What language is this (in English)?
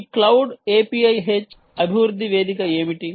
Telugu